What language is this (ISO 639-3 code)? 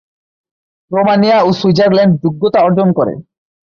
ben